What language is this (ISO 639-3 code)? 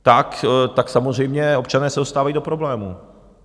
ces